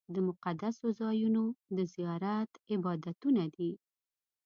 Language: Pashto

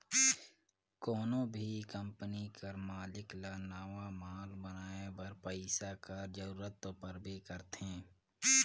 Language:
Chhattisgarhi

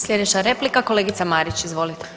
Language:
Croatian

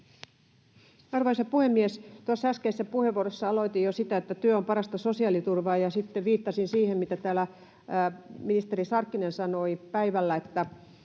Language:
Finnish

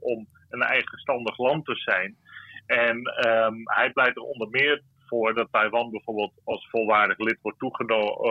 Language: Dutch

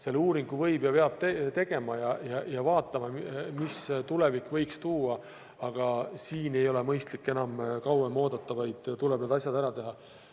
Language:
Estonian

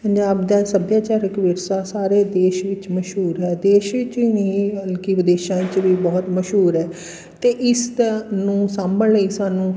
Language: Punjabi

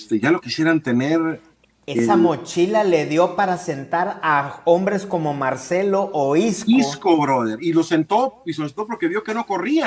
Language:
Spanish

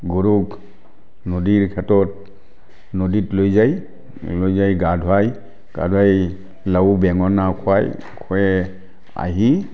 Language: Assamese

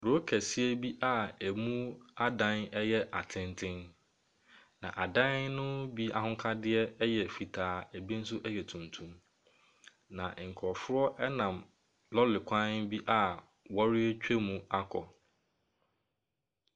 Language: Akan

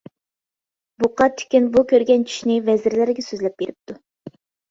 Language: Uyghur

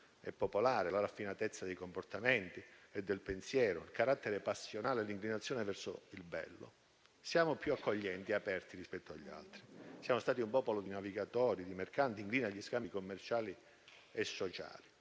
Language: Italian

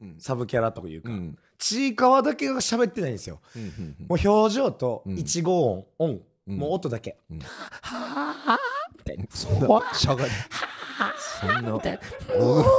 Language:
Japanese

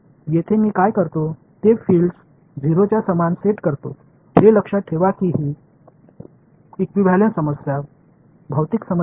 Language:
Marathi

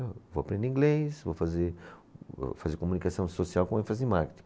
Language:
Portuguese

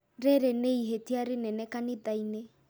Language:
Kikuyu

